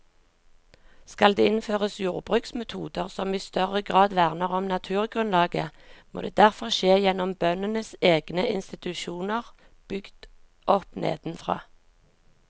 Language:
Norwegian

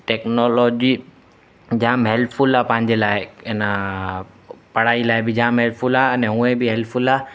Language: Sindhi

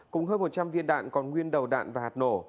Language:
Vietnamese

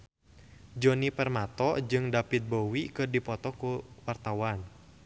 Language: Sundanese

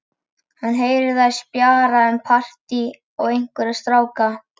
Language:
Icelandic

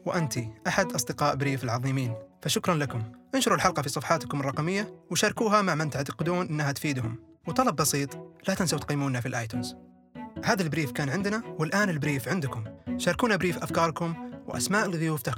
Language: Arabic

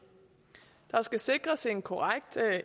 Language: Danish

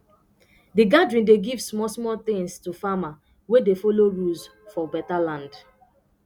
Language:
Nigerian Pidgin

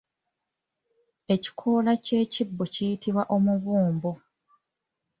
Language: Ganda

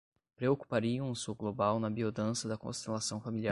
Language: Portuguese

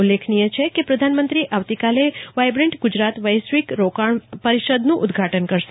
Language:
Gujarati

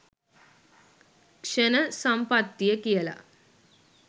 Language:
Sinhala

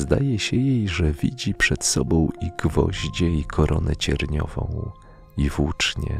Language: Polish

